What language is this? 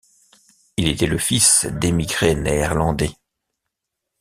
French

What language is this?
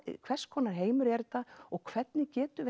Icelandic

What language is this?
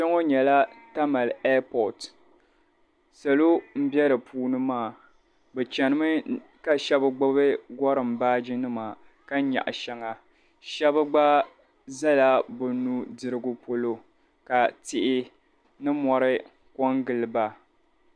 Dagbani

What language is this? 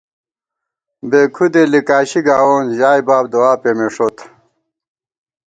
Gawar-Bati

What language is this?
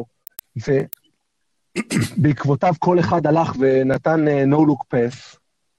Hebrew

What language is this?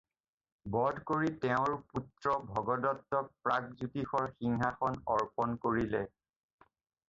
Assamese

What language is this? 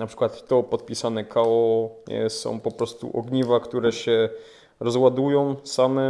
Polish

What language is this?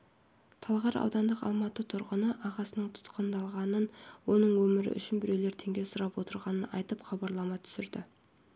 Kazakh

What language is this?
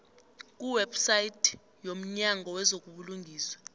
South Ndebele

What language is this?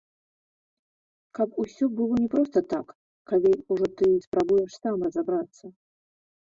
Belarusian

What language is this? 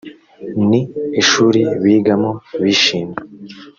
Kinyarwanda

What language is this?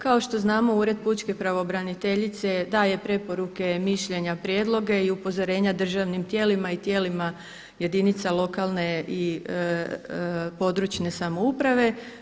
Croatian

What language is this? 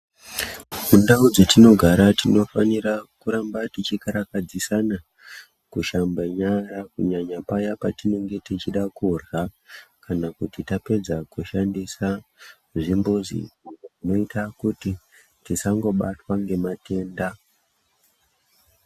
Ndau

